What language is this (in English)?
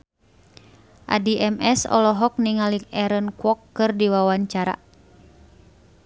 Sundanese